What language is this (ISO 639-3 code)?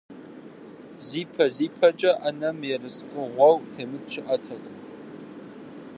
kbd